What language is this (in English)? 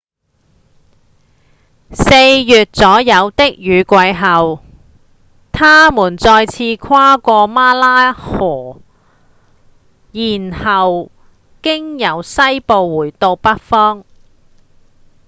Cantonese